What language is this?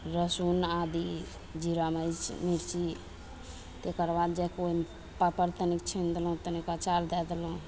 Maithili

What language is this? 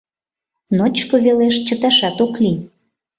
Mari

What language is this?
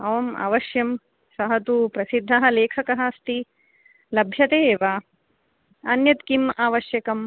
Sanskrit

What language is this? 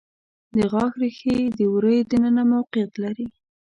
Pashto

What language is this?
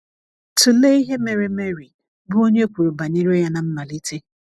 Igbo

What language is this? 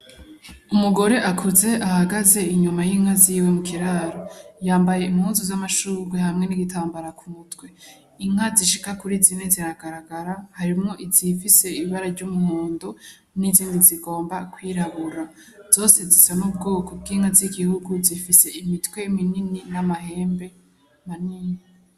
Rundi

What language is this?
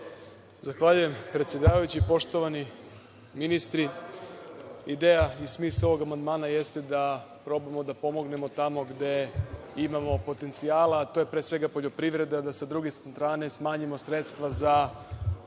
Serbian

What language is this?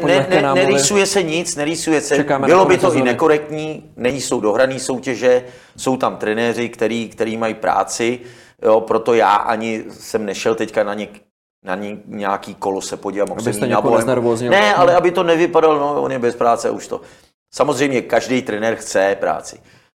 Czech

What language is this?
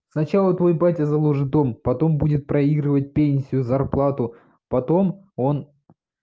Russian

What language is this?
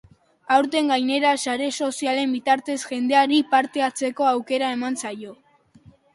Basque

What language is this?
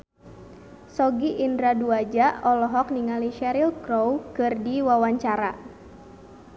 Sundanese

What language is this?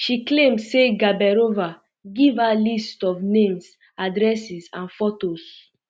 Nigerian Pidgin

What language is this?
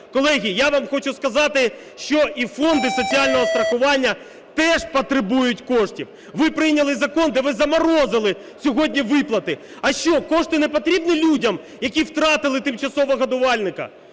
Ukrainian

